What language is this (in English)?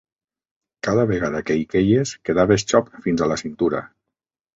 Catalan